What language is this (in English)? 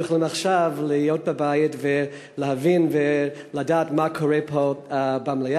Hebrew